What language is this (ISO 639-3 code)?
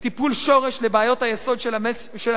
heb